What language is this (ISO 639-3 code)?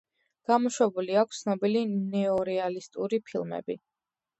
kat